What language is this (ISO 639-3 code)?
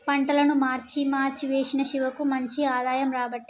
tel